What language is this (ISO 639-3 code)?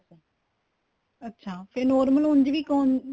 pan